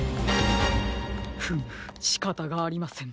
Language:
Japanese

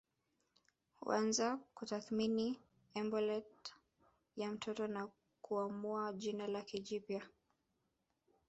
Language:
Swahili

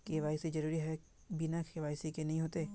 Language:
Magahi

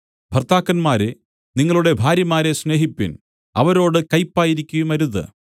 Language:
Malayalam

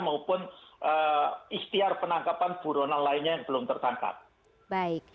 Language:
Indonesian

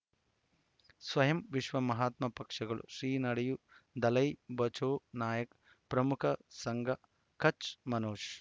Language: Kannada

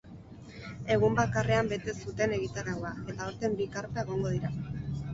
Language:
Basque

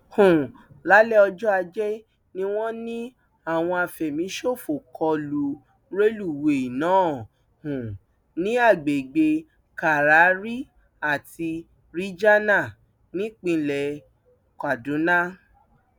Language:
Yoruba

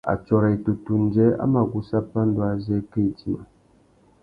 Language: Tuki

